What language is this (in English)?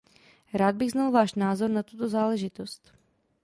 Czech